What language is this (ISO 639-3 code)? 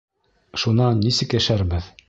bak